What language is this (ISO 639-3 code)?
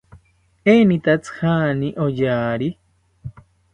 cpy